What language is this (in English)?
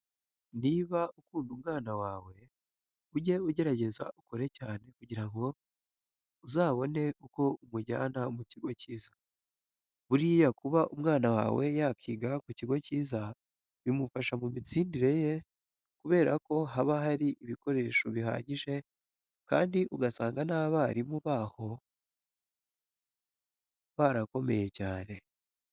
Kinyarwanda